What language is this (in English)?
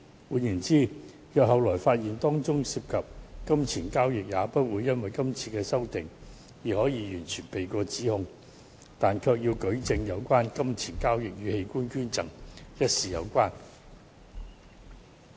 Cantonese